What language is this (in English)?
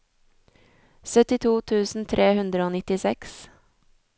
Norwegian